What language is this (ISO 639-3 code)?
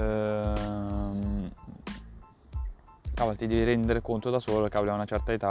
ita